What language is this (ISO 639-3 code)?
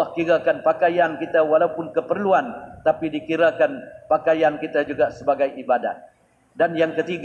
msa